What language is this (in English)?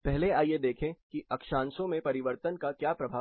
Hindi